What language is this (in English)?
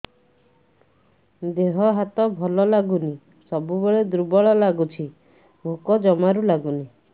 Odia